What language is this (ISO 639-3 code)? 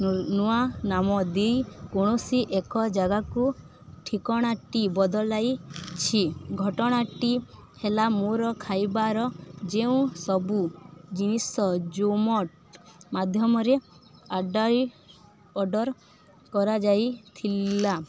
ori